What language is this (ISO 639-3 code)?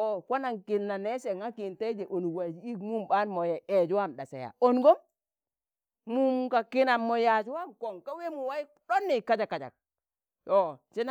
tan